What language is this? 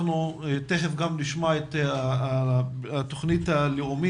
Hebrew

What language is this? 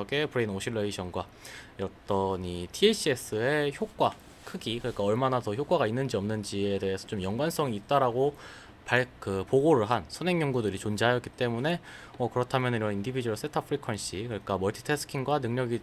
Korean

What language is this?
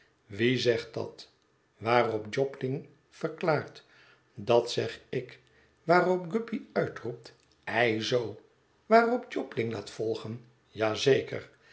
Dutch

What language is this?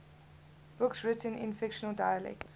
English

